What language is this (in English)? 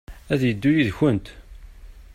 Kabyle